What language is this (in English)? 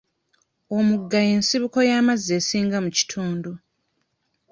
Ganda